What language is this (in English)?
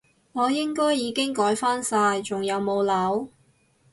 Cantonese